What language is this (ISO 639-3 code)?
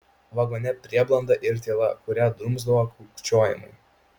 lit